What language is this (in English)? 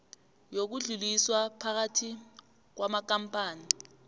South Ndebele